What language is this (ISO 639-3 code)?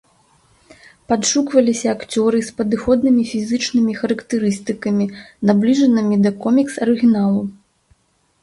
bel